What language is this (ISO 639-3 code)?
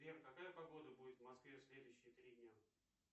rus